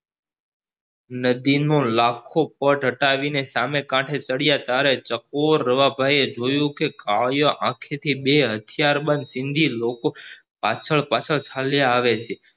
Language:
Gujarati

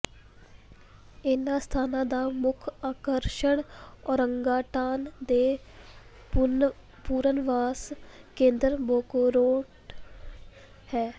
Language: Punjabi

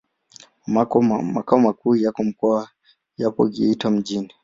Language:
Swahili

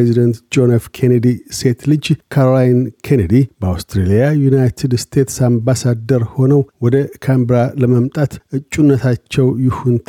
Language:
Amharic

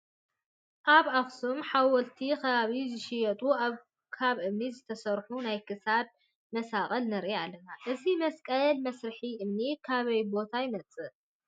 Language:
Tigrinya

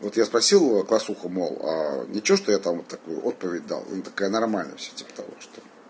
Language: Russian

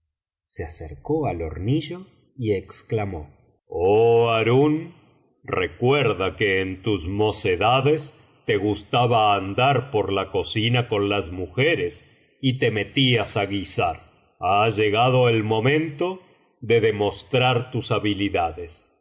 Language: Spanish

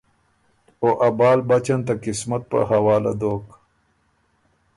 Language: Ormuri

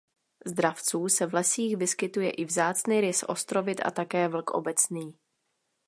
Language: Czech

